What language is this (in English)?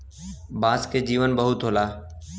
Bhojpuri